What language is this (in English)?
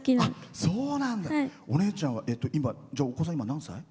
Japanese